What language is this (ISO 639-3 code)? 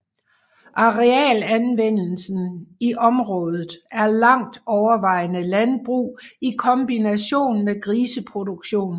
dan